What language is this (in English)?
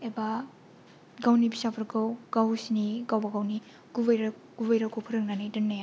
Bodo